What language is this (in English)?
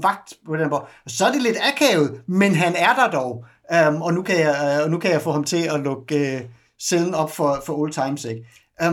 Danish